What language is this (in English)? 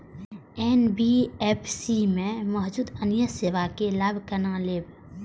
Maithili